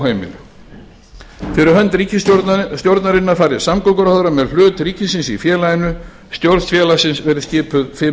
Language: Icelandic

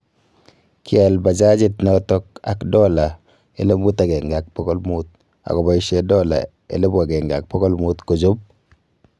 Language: Kalenjin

